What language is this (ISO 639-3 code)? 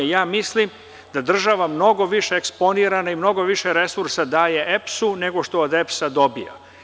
srp